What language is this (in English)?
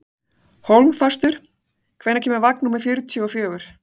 Icelandic